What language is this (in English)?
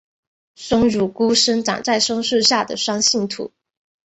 Chinese